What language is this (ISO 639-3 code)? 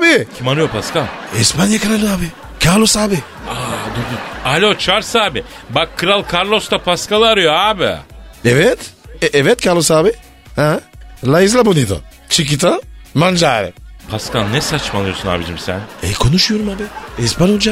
tur